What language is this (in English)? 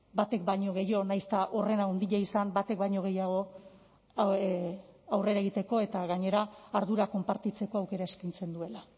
Basque